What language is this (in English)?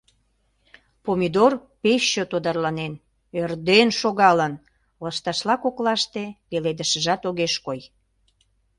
Mari